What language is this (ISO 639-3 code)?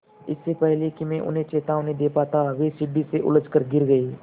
hin